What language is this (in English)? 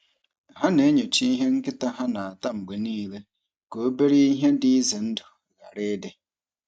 Igbo